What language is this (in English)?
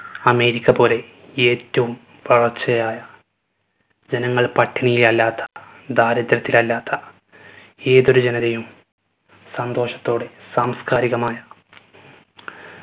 Malayalam